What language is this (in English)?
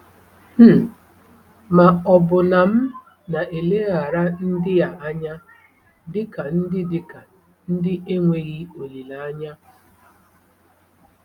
Igbo